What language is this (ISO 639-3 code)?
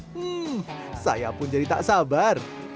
ind